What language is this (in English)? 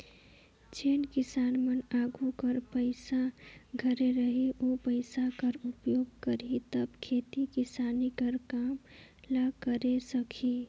Chhattisgarhi